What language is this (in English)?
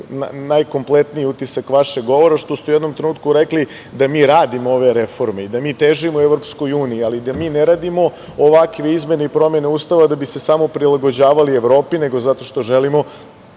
Serbian